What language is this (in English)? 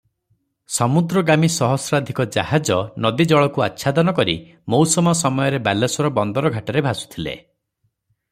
Odia